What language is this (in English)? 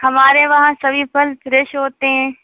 Urdu